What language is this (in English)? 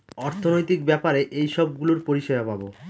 Bangla